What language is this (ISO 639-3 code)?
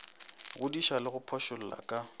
nso